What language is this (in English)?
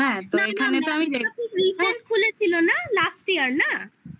Bangla